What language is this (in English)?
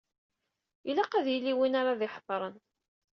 Kabyle